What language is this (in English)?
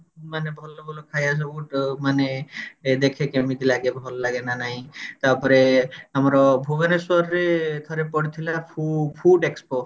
Odia